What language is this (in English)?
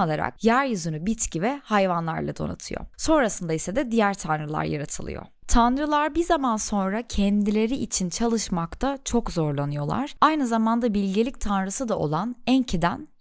Turkish